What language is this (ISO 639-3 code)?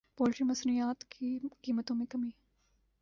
urd